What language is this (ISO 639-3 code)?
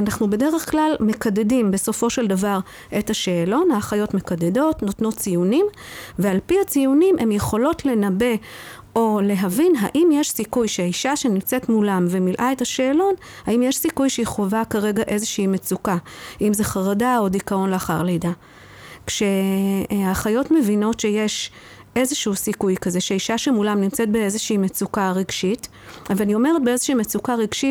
heb